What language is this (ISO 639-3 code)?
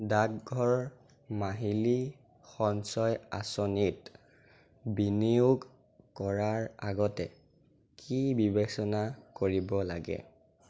asm